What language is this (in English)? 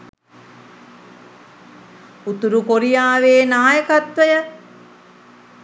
Sinhala